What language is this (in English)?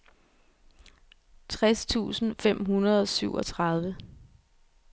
Danish